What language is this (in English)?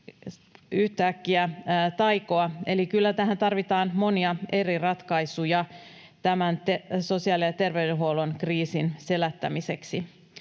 Finnish